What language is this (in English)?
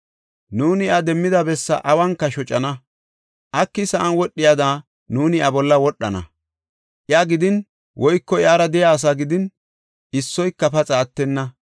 Gofa